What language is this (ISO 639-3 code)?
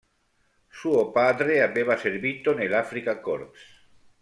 ita